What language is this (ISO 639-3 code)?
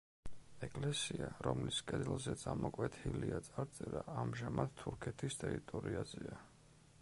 kat